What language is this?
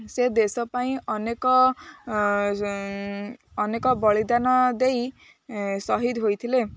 Odia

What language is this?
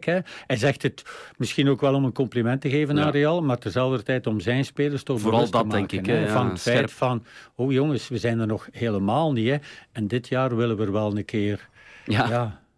Dutch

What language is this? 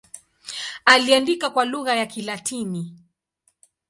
Swahili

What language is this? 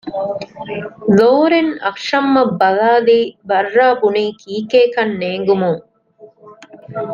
Divehi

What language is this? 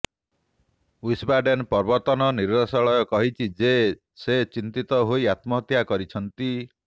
Odia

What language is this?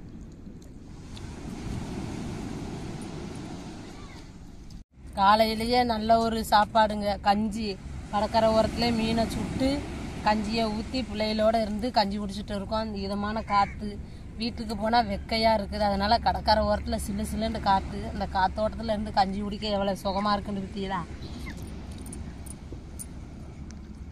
Romanian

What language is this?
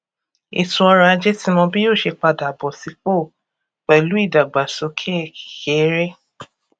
Yoruba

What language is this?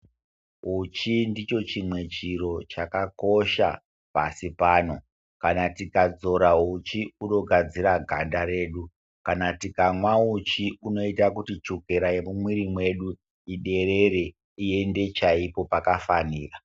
Ndau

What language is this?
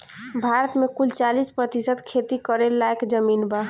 Bhojpuri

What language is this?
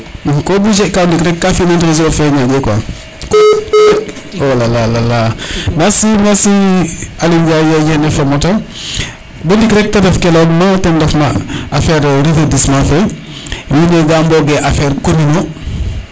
Serer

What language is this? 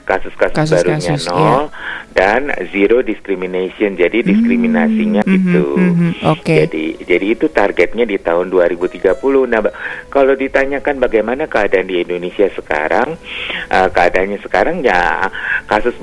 Indonesian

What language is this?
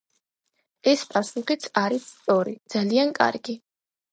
Georgian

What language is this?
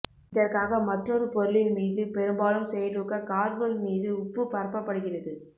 Tamil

